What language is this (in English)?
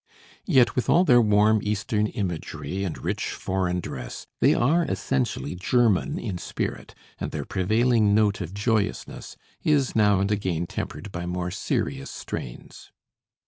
English